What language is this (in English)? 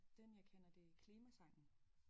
Danish